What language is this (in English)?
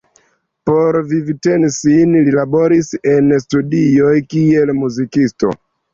Esperanto